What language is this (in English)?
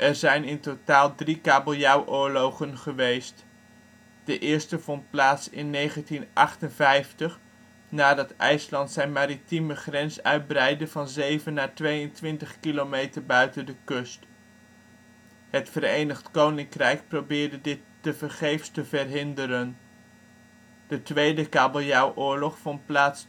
Dutch